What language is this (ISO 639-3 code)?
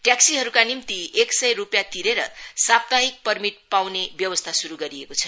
nep